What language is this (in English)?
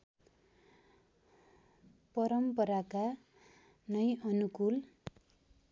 Nepali